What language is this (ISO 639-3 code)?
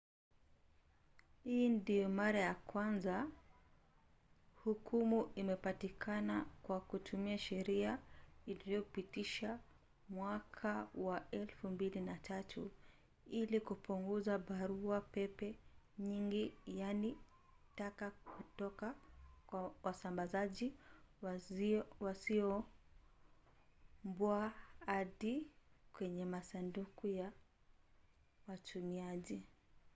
swa